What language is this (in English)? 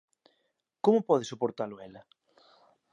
Galician